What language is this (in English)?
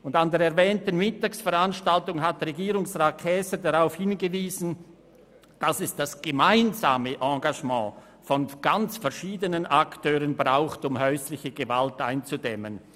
Swiss German